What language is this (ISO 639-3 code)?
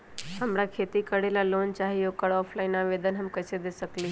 mag